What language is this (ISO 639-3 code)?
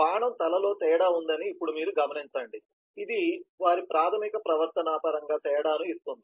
tel